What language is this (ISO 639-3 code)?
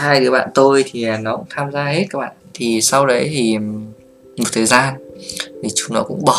vie